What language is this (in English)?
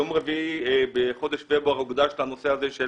Hebrew